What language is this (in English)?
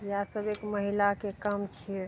Maithili